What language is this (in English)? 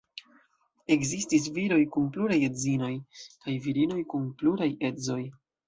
Esperanto